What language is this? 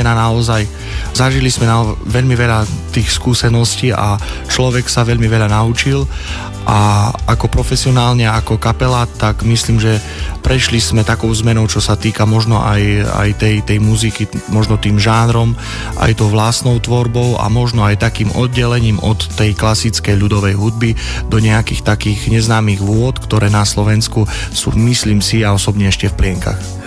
Slovak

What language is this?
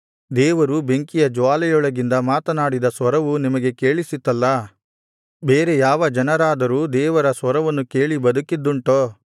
Kannada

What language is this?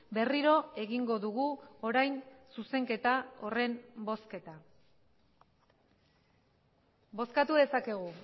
Basque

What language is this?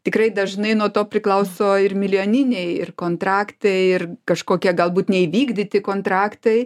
Lithuanian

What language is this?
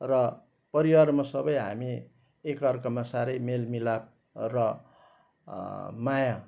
Nepali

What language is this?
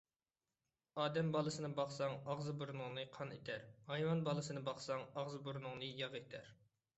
Uyghur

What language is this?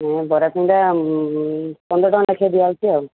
Odia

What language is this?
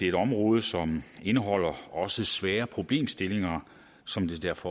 Danish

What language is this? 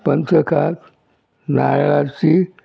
Konkani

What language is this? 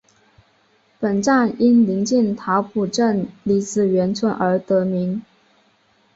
Chinese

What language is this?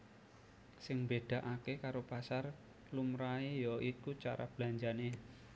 Javanese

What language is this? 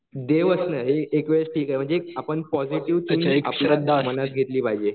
Marathi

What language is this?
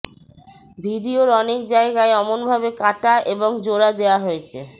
Bangla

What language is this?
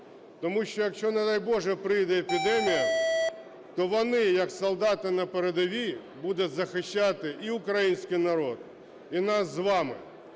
Ukrainian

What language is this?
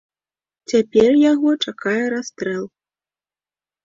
Belarusian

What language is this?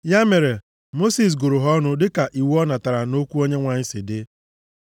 Igbo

